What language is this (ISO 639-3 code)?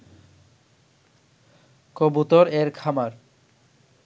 ben